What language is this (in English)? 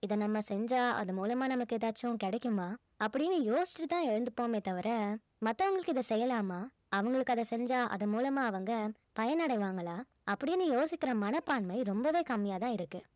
Tamil